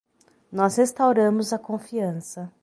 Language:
Portuguese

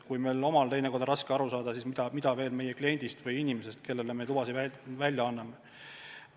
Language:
Estonian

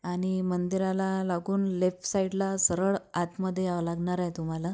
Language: Marathi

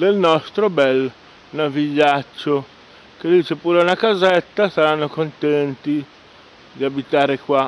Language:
Italian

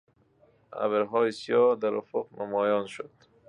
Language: Persian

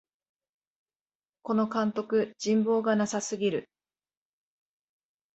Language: Japanese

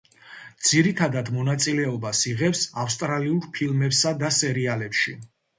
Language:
Georgian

